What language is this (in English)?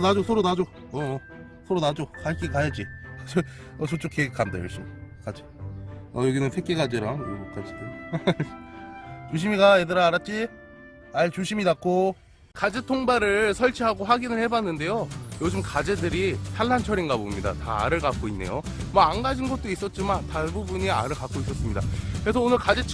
Korean